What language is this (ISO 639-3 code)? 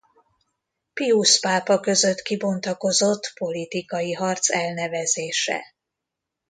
hun